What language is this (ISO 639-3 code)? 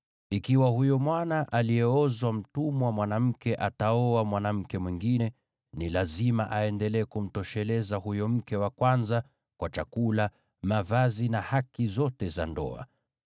swa